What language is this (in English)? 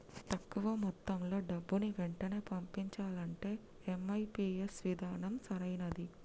Telugu